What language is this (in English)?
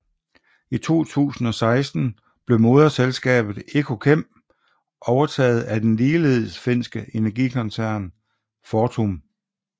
Danish